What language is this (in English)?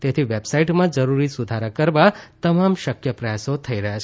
Gujarati